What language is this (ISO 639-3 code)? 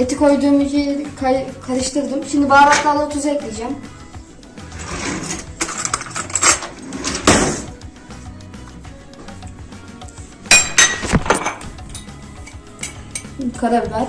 tur